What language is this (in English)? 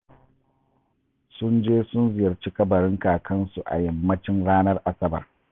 Hausa